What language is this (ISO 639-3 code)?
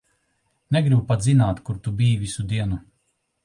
lav